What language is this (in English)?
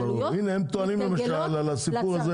Hebrew